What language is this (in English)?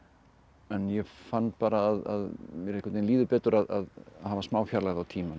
Icelandic